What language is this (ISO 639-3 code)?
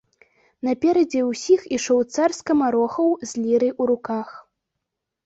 bel